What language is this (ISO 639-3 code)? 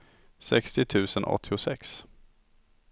swe